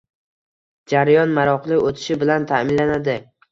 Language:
Uzbek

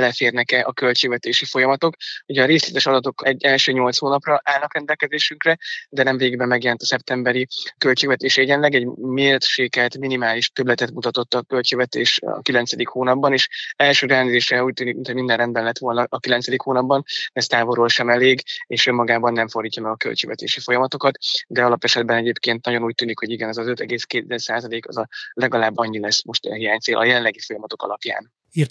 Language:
Hungarian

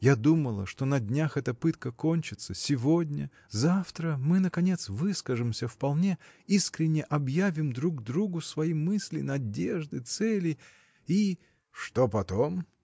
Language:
Russian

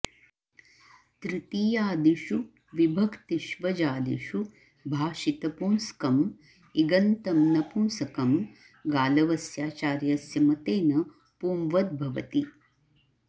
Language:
Sanskrit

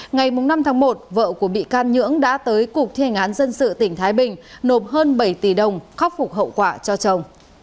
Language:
Vietnamese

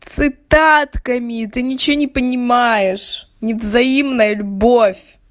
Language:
Russian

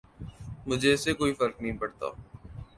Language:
Urdu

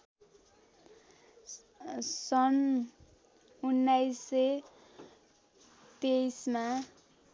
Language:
Nepali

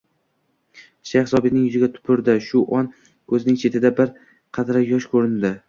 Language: Uzbek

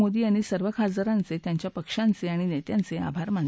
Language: Marathi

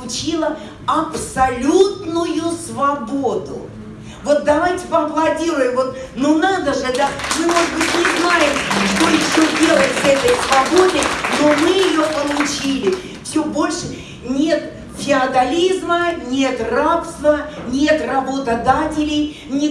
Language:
Russian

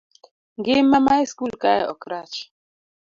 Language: Luo (Kenya and Tanzania)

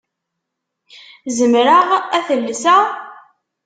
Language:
Kabyle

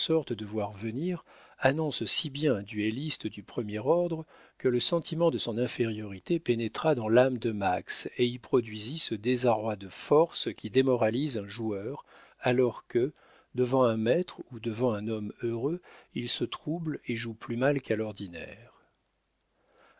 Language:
French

